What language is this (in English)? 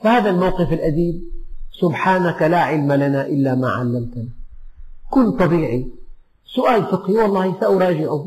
Arabic